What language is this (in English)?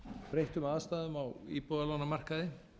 Icelandic